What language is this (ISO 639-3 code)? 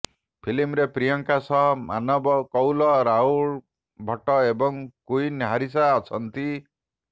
ori